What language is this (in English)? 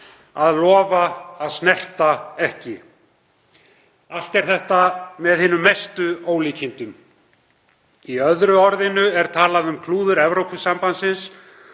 Icelandic